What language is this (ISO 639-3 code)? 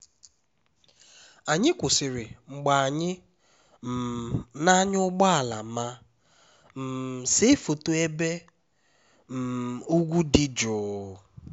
ibo